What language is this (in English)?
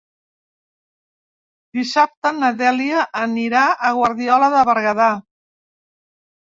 Catalan